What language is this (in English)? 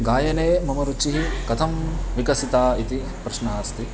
Sanskrit